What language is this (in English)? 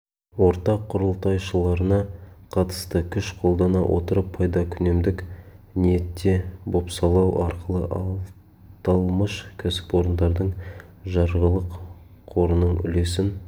Kazakh